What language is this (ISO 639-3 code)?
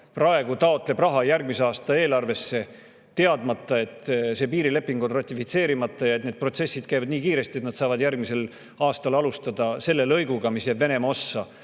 est